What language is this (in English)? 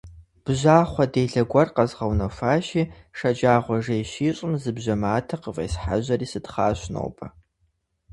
Kabardian